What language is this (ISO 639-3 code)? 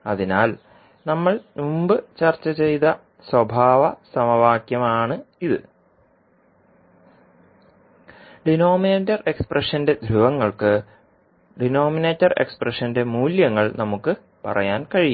mal